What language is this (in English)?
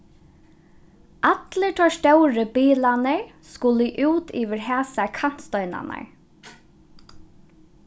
Faroese